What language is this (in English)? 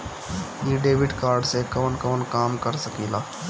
Bhojpuri